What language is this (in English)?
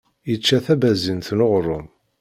Kabyle